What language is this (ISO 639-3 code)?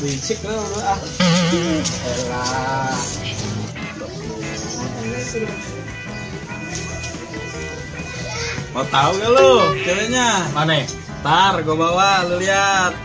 ind